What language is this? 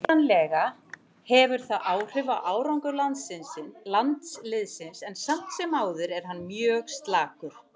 Icelandic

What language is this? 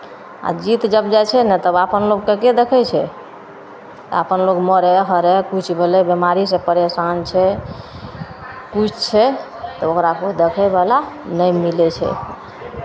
Maithili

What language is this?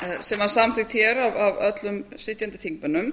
Icelandic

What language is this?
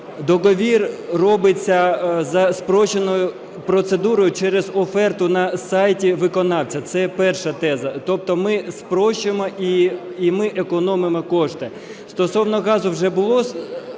Ukrainian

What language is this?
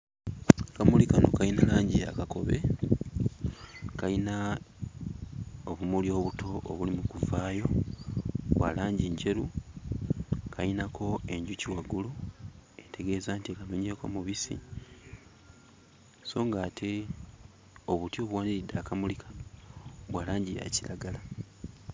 Ganda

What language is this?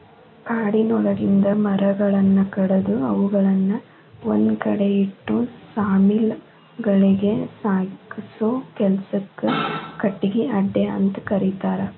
Kannada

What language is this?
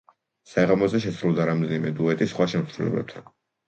Georgian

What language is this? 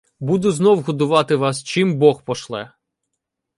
Ukrainian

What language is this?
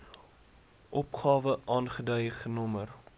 Afrikaans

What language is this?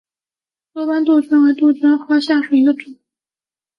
Chinese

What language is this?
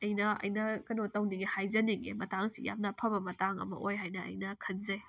Manipuri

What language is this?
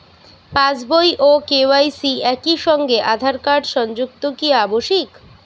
Bangla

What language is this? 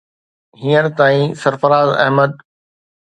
Sindhi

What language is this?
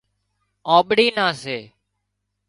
Wadiyara Koli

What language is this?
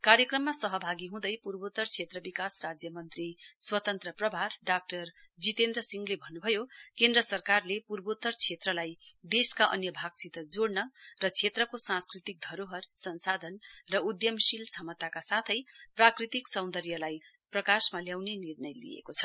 Nepali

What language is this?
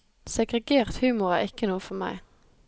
Norwegian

